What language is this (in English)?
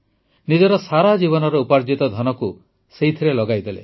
Odia